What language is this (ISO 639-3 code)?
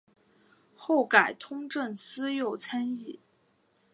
zho